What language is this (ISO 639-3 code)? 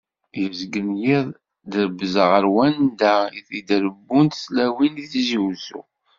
kab